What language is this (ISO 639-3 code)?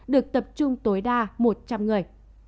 vie